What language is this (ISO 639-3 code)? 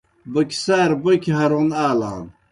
plk